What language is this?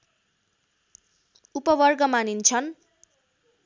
Nepali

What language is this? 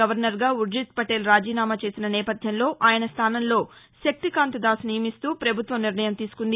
Telugu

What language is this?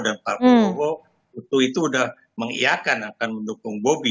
Indonesian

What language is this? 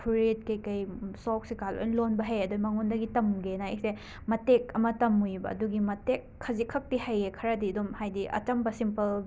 Manipuri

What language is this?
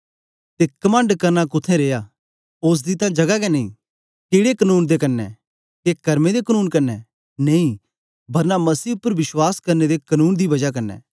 Dogri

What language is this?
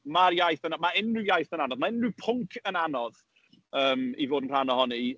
Welsh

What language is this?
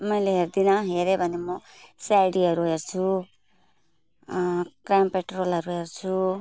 Nepali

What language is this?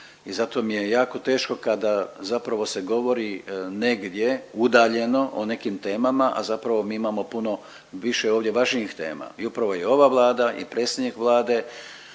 Croatian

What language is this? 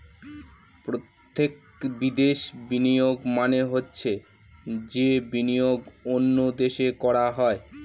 Bangla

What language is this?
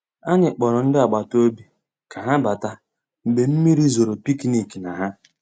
Igbo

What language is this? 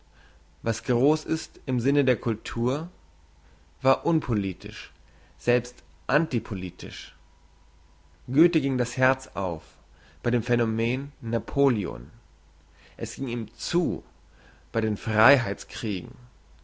German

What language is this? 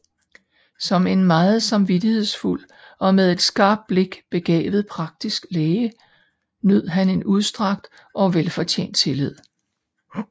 Danish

